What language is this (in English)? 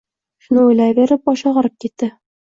Uzbek